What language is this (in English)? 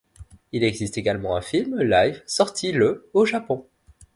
French